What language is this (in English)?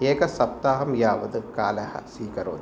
Sanskrit